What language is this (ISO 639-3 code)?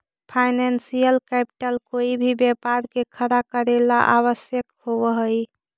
mag